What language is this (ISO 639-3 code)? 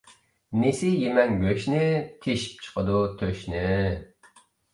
uig